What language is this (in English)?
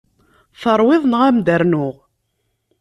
Kabyle